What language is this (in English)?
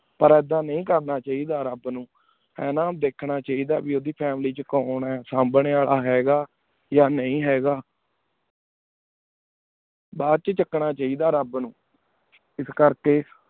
Punjabi